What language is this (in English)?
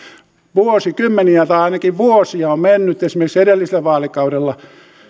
Finnish